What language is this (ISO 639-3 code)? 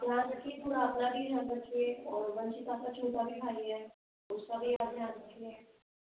hin